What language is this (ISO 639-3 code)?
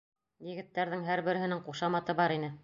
bak